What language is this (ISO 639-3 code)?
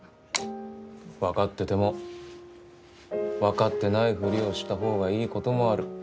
jpn